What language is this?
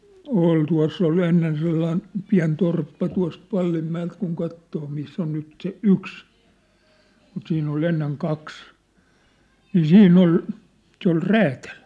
Finnish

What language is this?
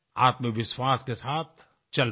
Hindi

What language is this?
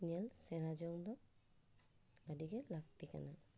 Santali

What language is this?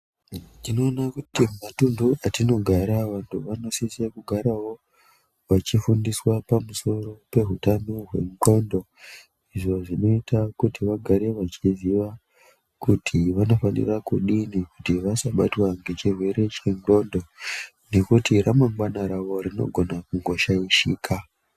Ndau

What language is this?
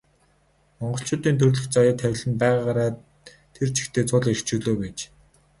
Mongolian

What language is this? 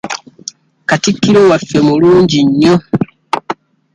Ganda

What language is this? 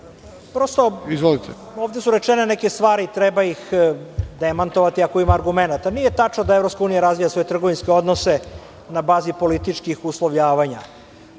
Serbian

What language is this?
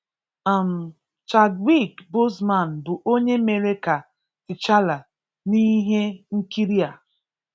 Igbo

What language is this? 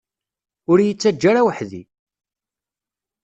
Kabyle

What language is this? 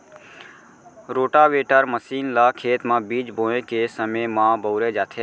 Chhattisgarhi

